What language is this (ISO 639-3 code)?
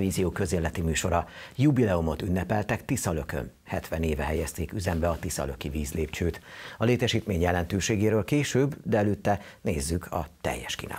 hun